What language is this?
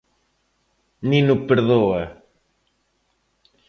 Galician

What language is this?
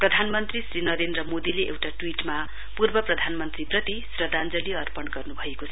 Nepali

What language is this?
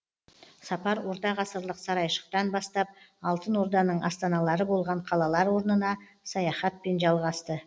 Kazakh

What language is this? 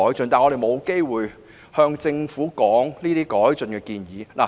Cantonese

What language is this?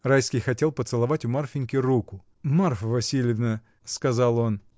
Russian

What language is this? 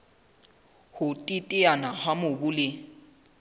Southern Sotho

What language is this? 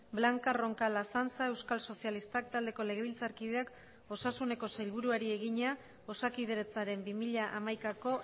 Basque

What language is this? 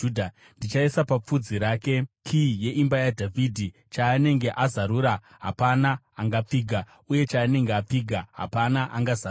Shona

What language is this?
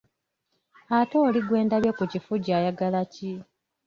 Ganda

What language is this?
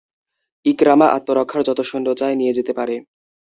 Bangla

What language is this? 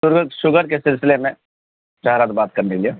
Urdu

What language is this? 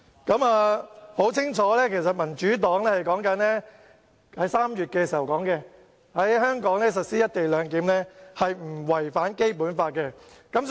Cantonese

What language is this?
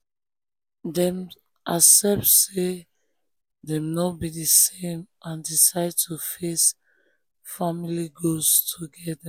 Nigerian Pidgin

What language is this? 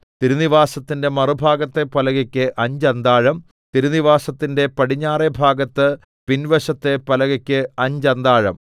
Malayalam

